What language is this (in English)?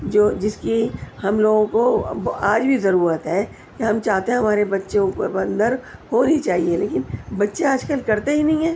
Urdu